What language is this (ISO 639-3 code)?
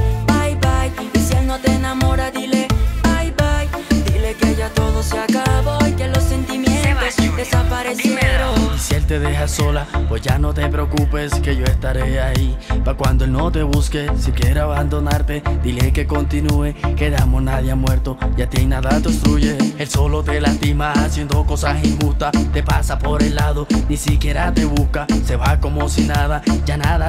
spa